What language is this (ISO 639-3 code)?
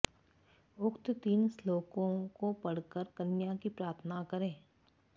san